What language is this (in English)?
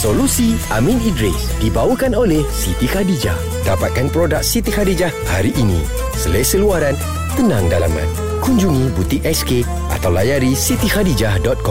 Malay